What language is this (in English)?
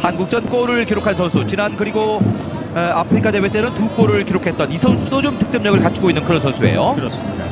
Korean